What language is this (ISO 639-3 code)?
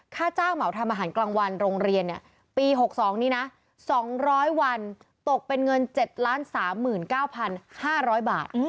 tha